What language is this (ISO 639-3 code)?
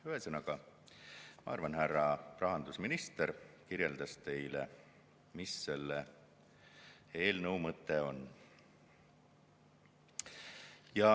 est